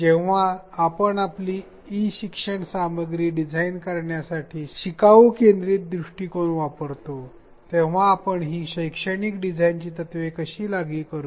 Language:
Marathi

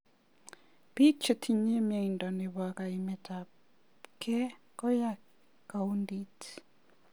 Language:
Kalenjin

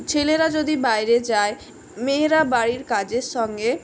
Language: Bangla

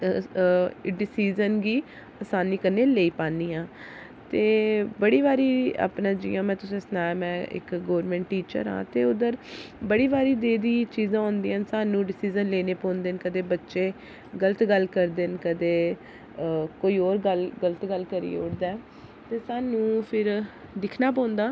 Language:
Dogri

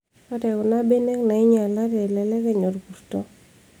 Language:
Masai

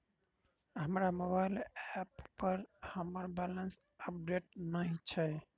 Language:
Maithili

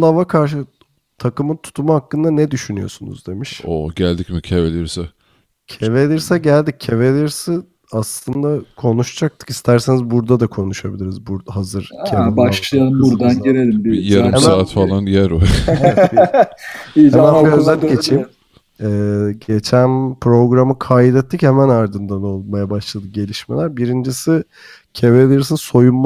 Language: Turkish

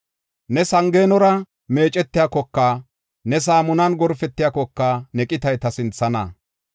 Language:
Gofa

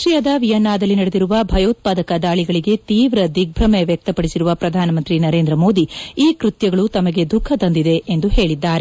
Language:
Kannada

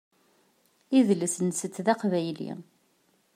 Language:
Kabyle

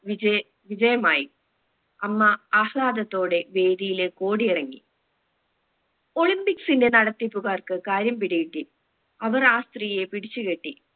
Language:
Malayalam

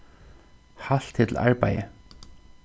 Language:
Faroese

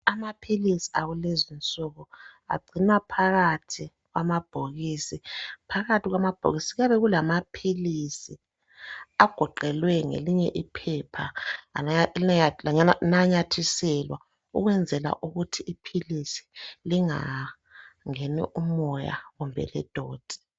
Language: North Ndebele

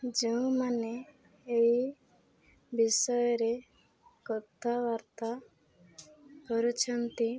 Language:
Odia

